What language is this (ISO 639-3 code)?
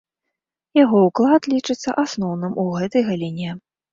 bel